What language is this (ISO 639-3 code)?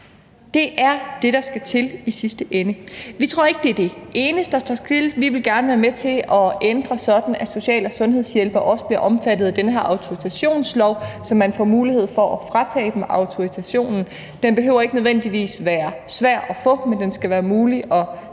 dan